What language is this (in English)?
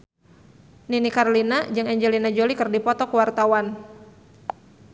Sundanese